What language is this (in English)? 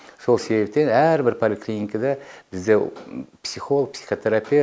Kazakh